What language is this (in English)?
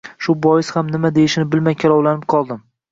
Uzbek